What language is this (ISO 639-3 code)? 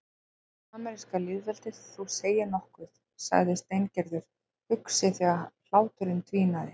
isl